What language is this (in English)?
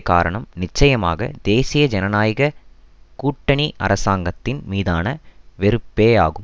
Tamil